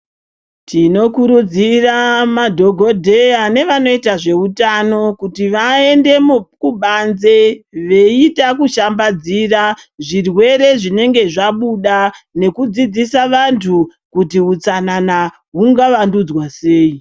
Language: Ndau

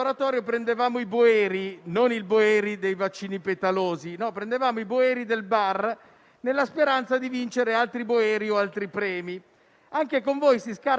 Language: Italian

